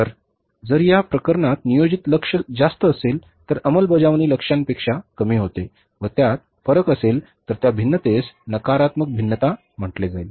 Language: Marathi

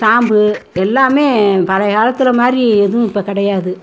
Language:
Tamil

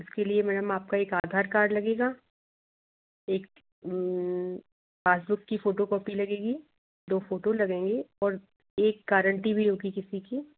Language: Hindi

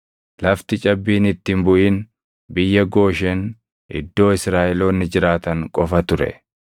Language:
Oromo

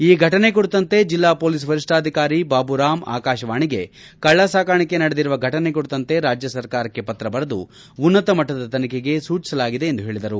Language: Kannada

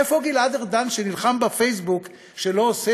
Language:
Hebrew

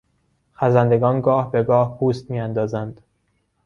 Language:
Persian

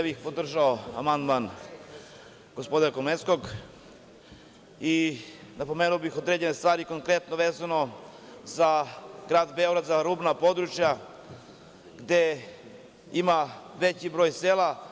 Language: Serbian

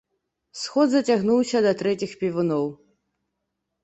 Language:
Belarusian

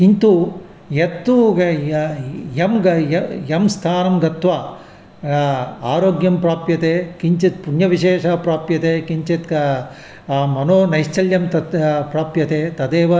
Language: Sanskrit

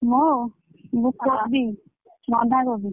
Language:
Odia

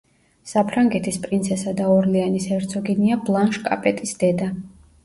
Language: Georgian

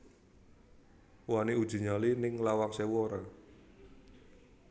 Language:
Javanese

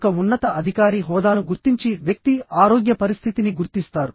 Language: Telugu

